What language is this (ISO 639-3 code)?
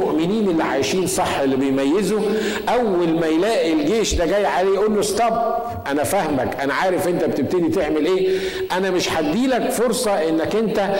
ara